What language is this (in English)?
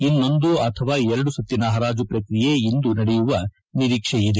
Kannada